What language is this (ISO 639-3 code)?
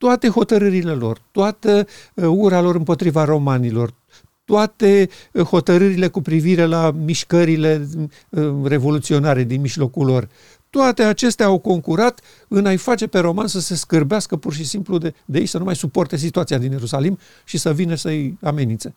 ron